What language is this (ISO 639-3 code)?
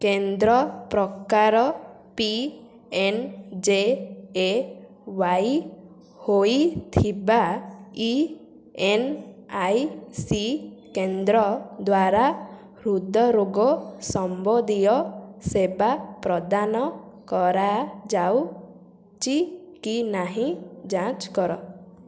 ori